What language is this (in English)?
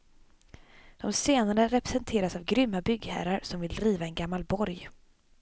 Swedish